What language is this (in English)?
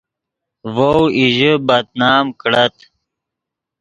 Yidgha